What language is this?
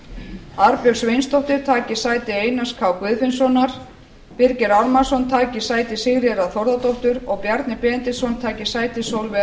Icelandic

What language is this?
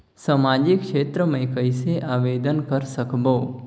Chhattisgarhi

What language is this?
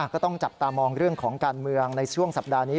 Thai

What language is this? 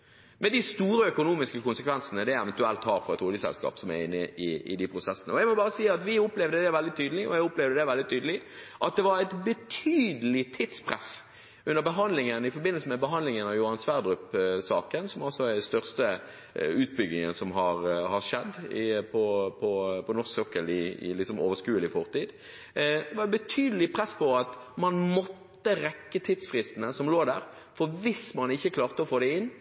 Norwegian Bokmål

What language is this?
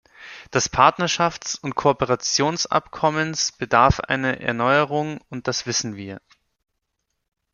German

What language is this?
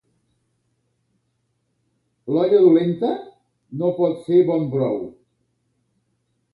Catalan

